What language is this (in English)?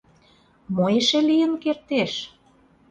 Mari